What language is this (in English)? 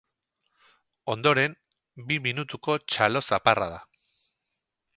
Basque